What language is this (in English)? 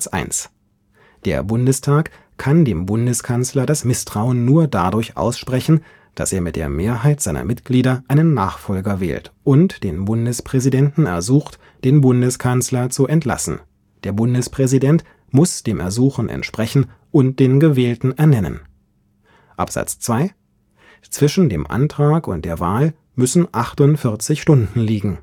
German